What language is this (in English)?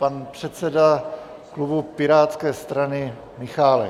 Czech